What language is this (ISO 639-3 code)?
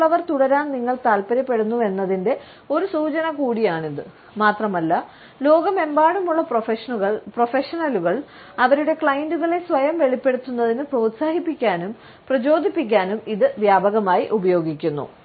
mal